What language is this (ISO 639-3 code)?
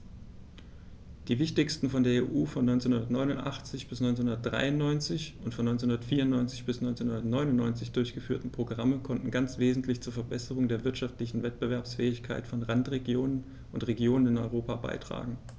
deu